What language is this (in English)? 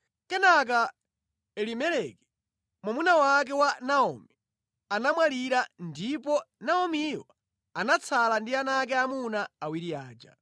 Nyanja